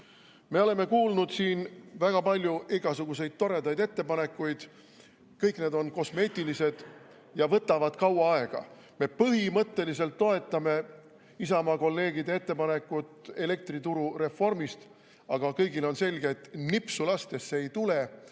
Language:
Estonian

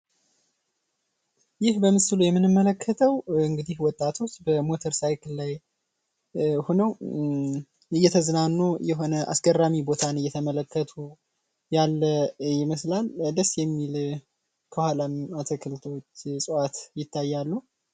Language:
Amharic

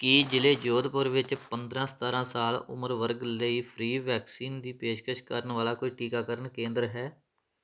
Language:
Punjabi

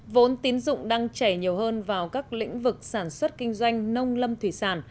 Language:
Vietnamese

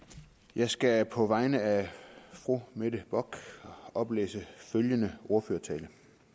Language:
Danish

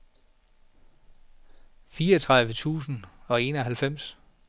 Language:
Danish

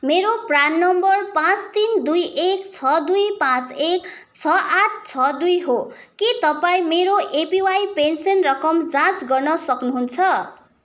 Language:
Nepali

